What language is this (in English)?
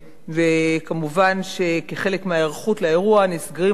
Hebrew